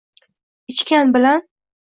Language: Uzbek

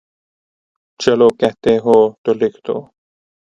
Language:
Urdu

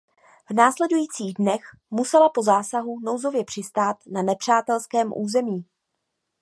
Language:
Czech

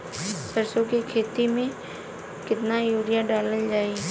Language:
Bhojpuri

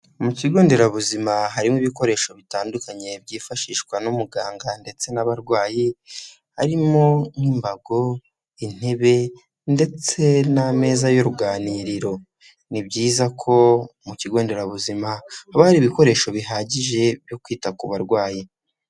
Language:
Kinyarwanda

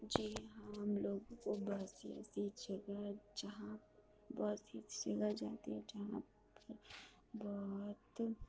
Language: Urdu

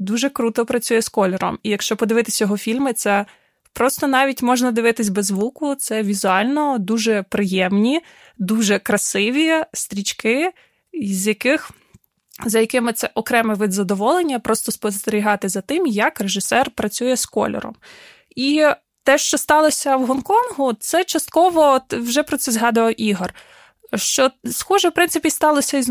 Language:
Ukrainian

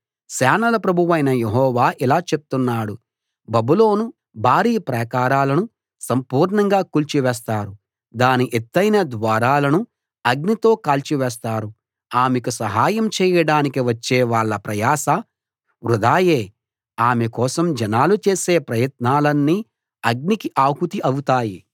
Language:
Telugu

